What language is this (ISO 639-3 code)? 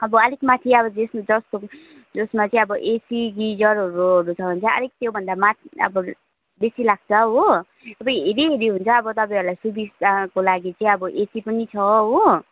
nep